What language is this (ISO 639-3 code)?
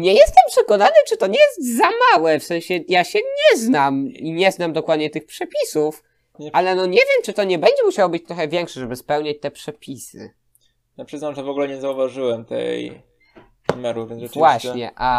pol